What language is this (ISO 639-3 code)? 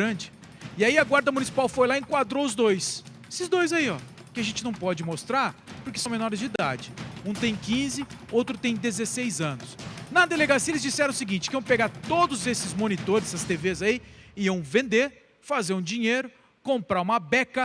por